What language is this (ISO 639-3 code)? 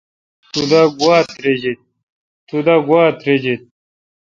xka